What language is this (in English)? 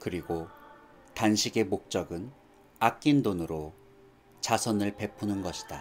Korean